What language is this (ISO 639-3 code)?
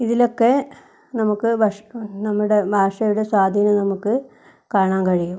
mal